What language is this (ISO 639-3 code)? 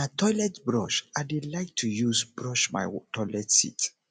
pcm